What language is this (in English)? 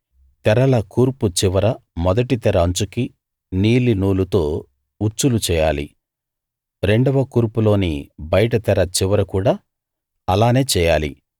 Telugu